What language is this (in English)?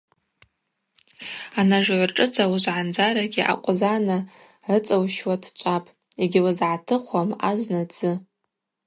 Abaza